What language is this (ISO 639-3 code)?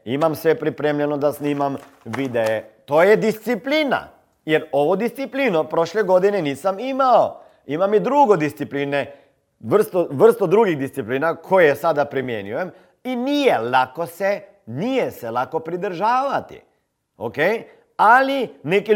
hrv